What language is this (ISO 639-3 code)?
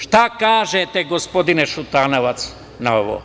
srp